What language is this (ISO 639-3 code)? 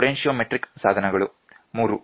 kan